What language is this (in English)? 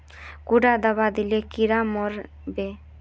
Magahi